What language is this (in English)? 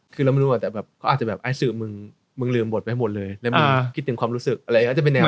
Thai